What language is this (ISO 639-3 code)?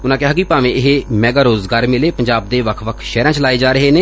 pan